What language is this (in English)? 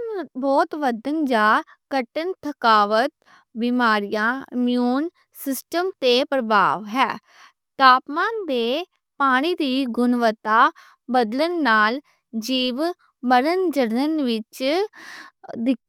Western Panjabi